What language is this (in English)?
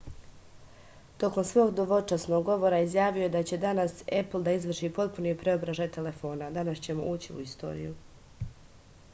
Serbian